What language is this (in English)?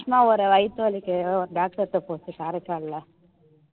Tamil